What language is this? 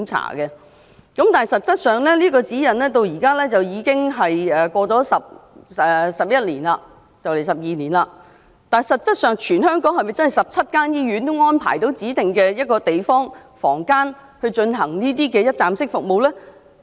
Cantonese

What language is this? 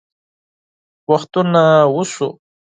Pashto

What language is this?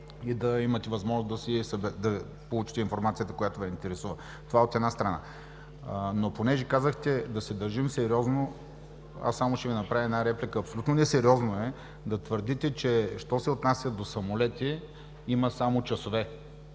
Bulgarian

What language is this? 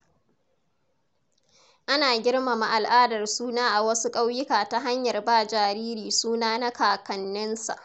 Hausa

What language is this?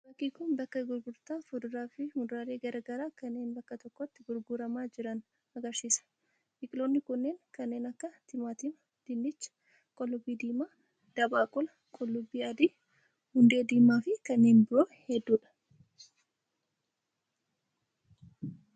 Oromo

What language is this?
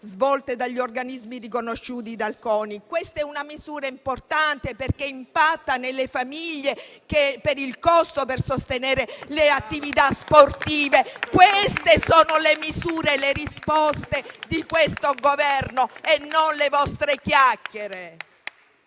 Italian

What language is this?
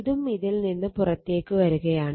Malayalam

